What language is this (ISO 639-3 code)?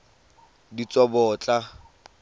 tsn